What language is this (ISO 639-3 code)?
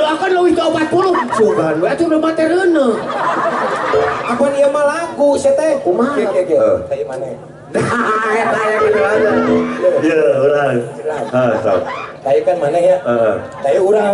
ind